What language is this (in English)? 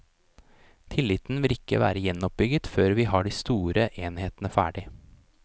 Norwegian